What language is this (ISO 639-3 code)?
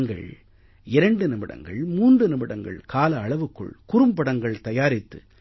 tam